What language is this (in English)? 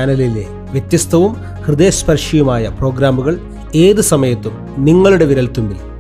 Malayalam